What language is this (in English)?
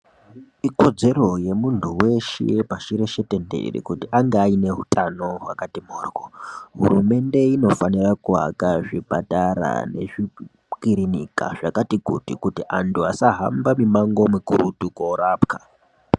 Ndau